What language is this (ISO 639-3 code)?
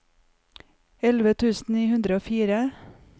nor